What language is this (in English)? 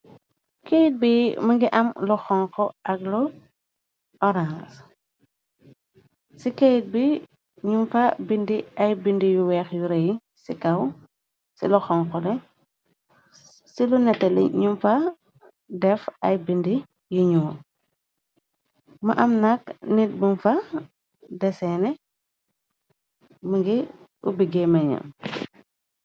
Wolof